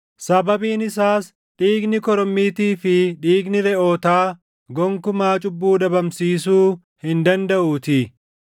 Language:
Oromo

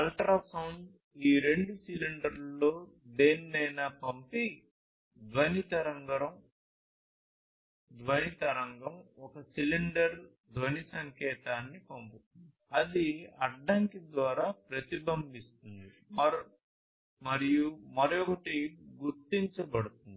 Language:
Telugu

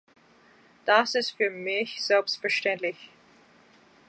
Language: German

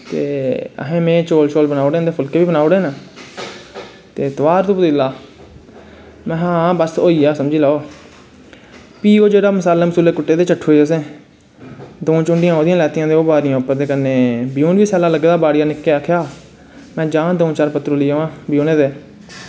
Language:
Dogri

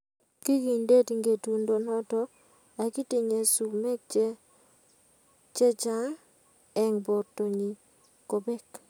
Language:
Kalenjin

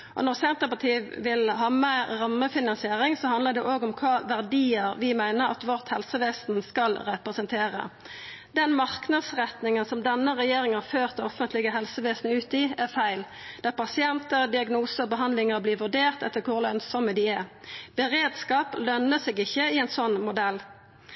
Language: Norwegian Nynorsk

